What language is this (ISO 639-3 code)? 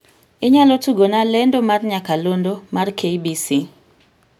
luo